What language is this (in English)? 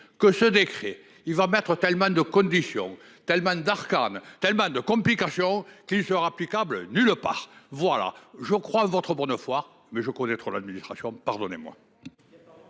French